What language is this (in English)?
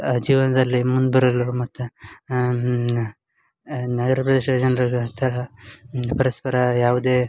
Kannada